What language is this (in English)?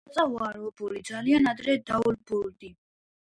Georgian